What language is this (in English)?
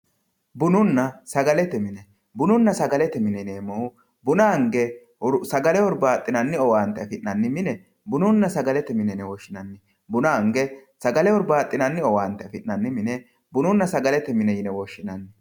Sidamo